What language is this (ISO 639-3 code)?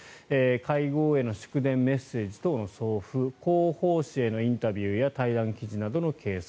jpn